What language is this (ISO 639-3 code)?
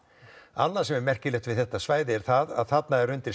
isl